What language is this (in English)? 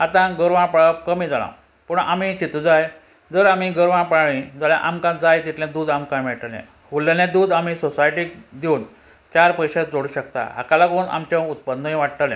Konkani